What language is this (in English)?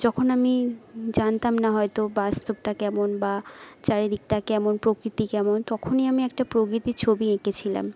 Bangla